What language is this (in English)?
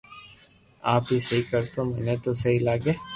Loarki